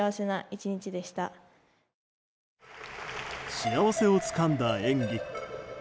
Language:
Japanese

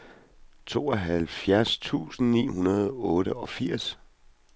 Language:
Danish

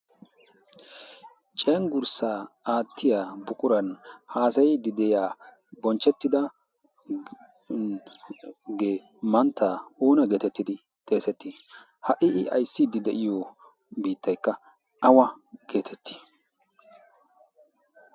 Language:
Wolaytta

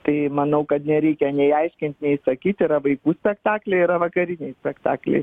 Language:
Lithuanian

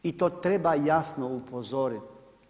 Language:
Croatian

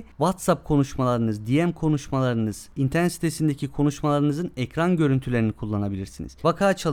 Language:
Turkish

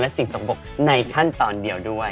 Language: Thai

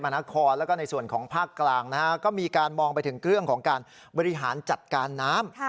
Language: Thai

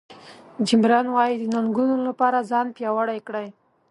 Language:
Pashto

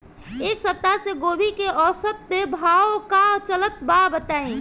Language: Bhojpuri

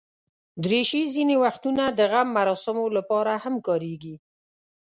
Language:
Pashto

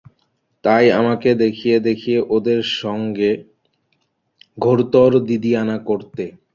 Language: Bangla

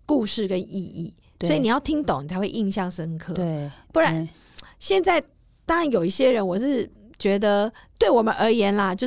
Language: Chinese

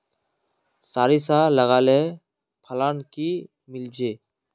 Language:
Magahi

